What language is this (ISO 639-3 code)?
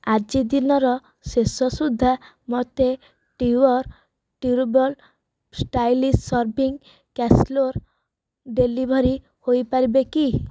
ori